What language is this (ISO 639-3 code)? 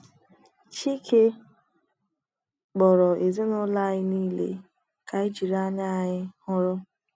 ibo